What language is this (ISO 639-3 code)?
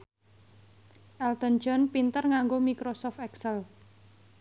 jav